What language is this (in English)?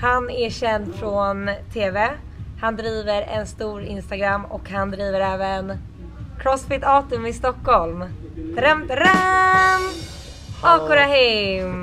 Swedish